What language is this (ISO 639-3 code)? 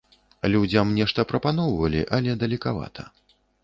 bel